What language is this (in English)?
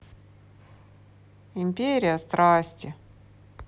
Russian